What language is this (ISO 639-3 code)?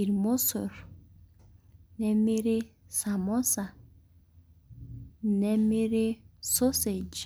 mas